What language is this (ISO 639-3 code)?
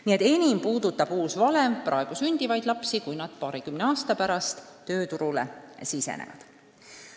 est